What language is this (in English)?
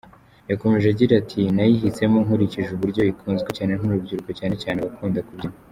Kinyarwanda